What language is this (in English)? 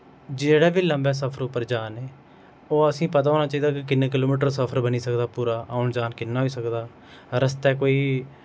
Dogri